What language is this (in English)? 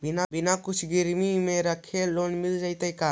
Magahi